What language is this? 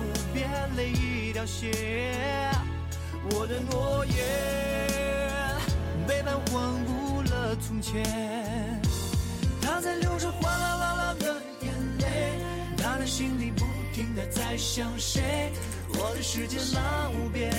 Chinese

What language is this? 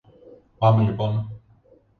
Greek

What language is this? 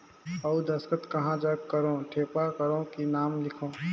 Chhattisgarhi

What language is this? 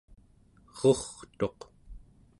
Central Yupik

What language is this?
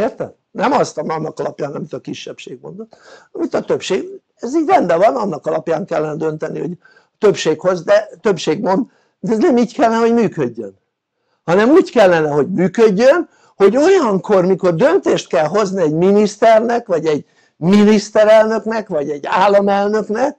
Hungarian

